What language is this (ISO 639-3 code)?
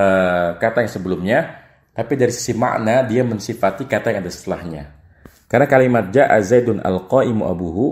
ind